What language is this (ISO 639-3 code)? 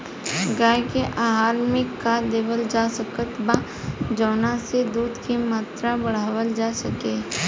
bho